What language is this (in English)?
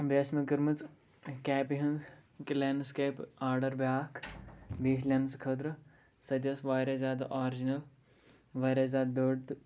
Kashmiri